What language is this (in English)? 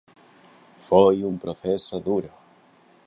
Galician